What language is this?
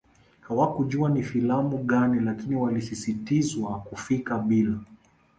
Swahili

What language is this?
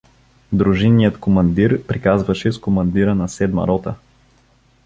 Bulgarian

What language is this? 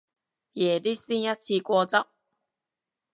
Cantonese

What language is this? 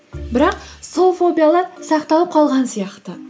Kazakh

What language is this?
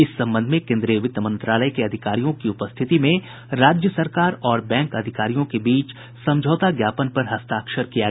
Hindi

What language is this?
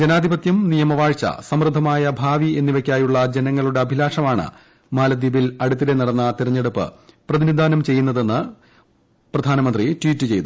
Malayalam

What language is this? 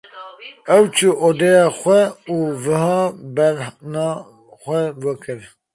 Kurdish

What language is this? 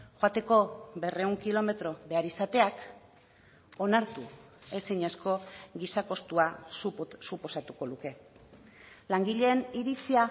Basque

